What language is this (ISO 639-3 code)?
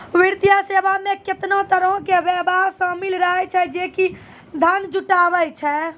mai